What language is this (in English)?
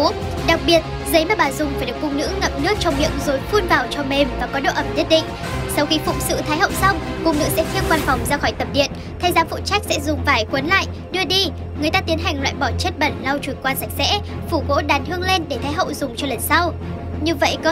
Vietnamese